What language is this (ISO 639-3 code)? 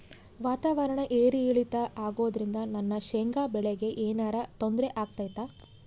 kan